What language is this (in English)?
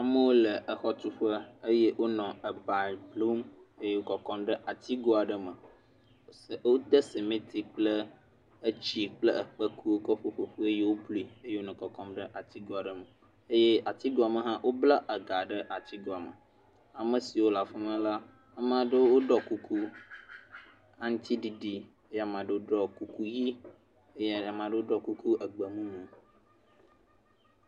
Ewe